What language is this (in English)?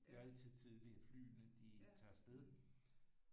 Danish